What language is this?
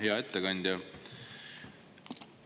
Estonian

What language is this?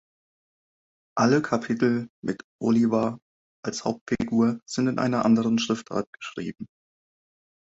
German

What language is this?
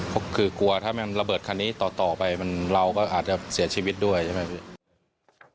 Thai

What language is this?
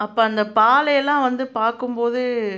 Tamil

